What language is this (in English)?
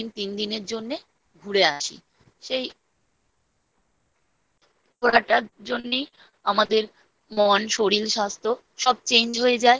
Bangla